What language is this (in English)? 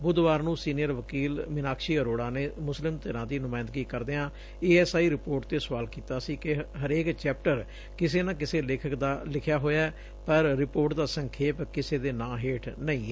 Punjabi